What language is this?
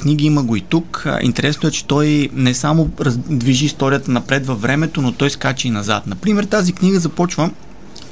Bulgarian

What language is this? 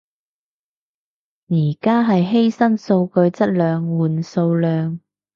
Cantonese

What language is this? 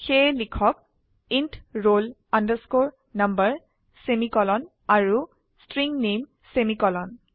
Assamese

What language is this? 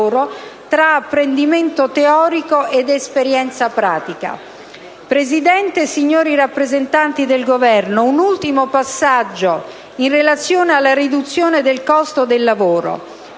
Italian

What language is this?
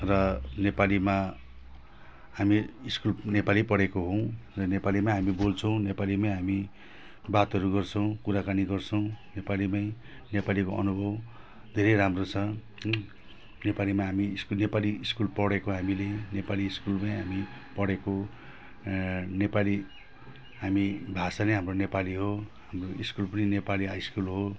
Nepali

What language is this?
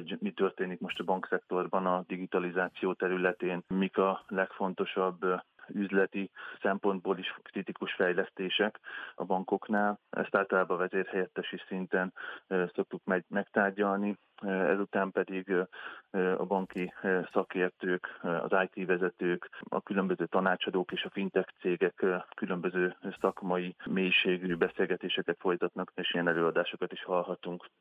Hungarian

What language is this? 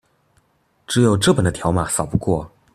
Chinese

